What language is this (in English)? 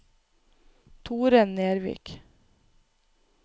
Norwegian